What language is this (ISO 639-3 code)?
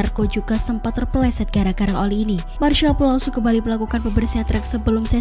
ind